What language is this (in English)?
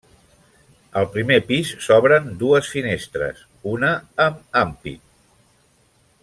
Catalan